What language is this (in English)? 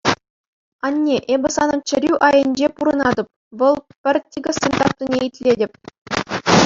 Chuvash